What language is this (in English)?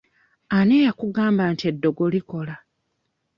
Ganda